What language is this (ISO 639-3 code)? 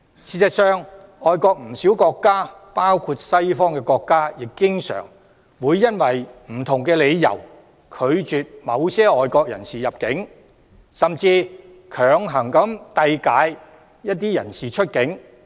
yue